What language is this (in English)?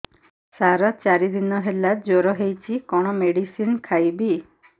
Odia